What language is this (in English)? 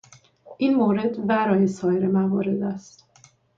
Persian